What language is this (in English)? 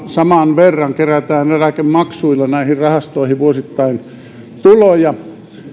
Finnish